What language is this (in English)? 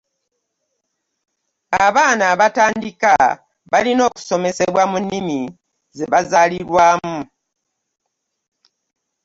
Ganda